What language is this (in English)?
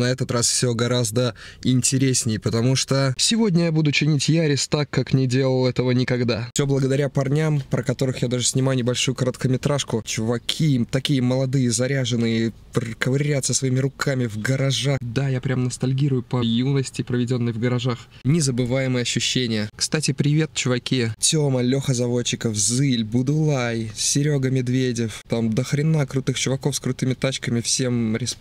Russian